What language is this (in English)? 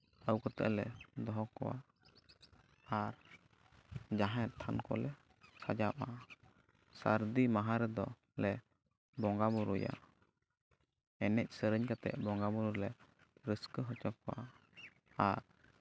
Santali